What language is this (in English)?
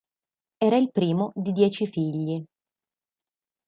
Italian